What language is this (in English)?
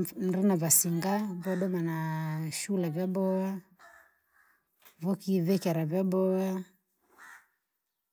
Langi